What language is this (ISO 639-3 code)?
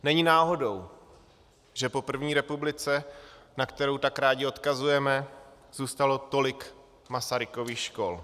ces